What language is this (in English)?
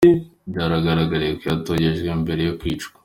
Kinyarwanda